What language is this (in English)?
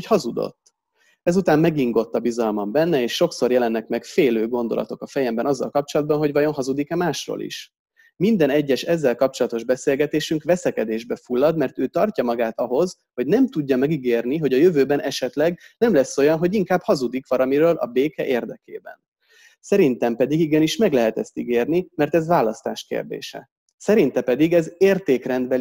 Hungarian